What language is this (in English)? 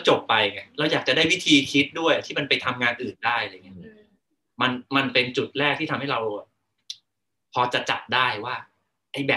Thai